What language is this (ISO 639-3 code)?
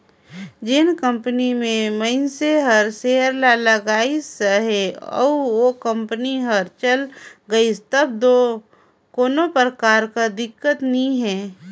hne